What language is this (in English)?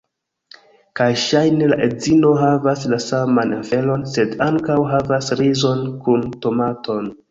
Esperanto